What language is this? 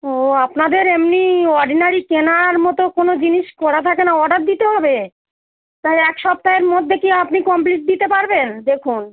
Bangla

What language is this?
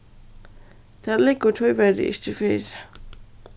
Faroese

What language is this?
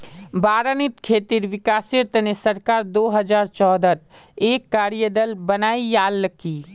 Magahi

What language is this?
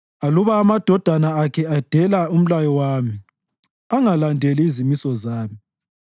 North Ndebele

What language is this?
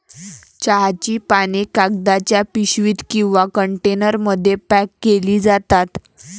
Marathi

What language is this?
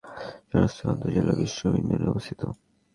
Bangla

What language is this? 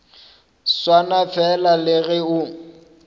Northern Sotho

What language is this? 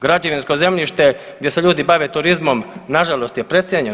Croatian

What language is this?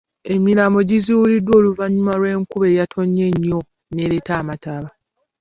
Ganda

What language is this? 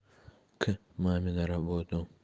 Russian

